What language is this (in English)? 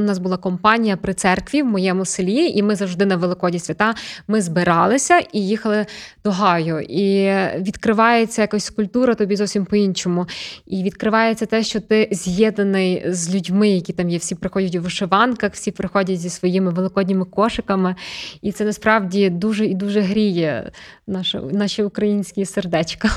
Ukrainian